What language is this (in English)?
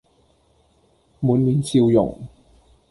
Cantonese